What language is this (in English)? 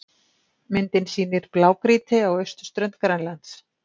Icelandic